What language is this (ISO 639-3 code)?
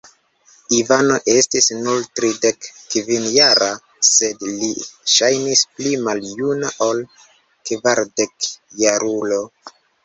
epo